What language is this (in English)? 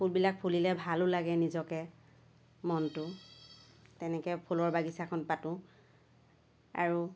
Assamese